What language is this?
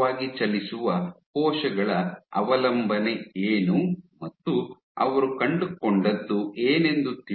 Kannada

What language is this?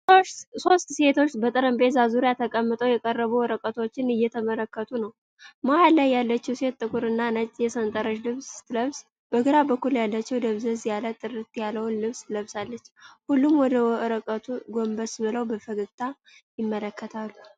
Amharic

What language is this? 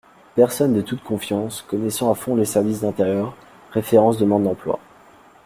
French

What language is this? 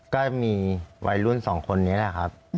Thai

